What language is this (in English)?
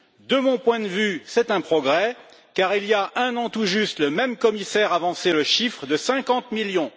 French